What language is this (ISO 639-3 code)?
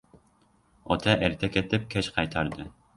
uzb